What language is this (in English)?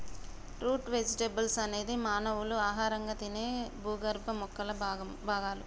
Telugu